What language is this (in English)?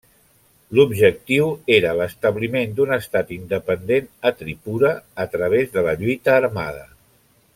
Catalan